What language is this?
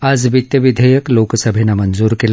Marathi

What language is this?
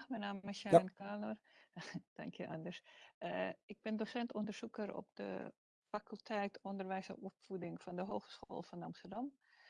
Dutch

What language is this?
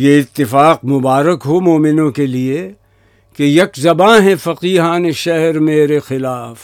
Urdu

